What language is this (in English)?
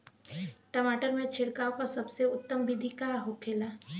Bhojpuri